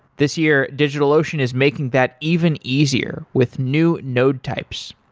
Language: English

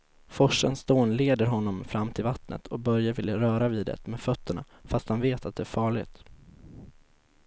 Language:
Swedish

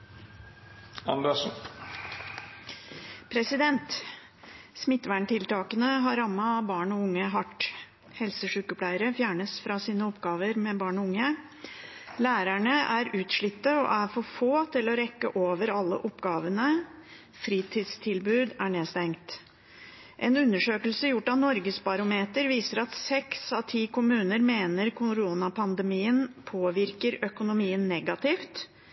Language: Norwegian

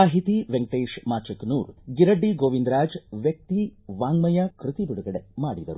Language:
Kannada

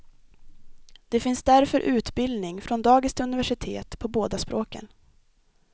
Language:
Swedish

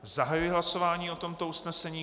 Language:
Czech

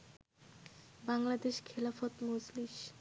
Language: Bangla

